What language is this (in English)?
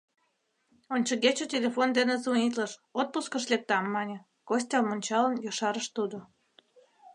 Mari